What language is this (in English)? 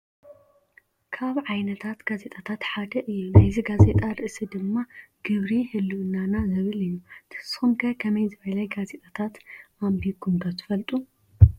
Tigrinya